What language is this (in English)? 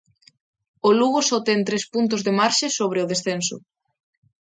Galician